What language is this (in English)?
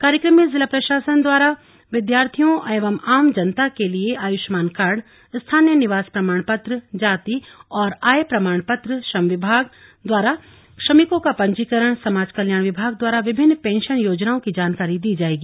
Hindi